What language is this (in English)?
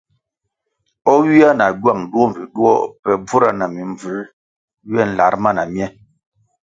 Kwasio